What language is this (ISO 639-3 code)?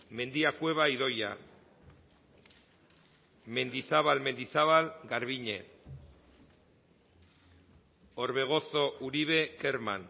eus